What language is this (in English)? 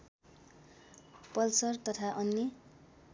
Nepali